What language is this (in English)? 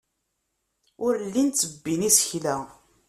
Kabyle